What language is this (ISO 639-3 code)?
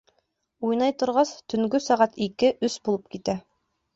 bak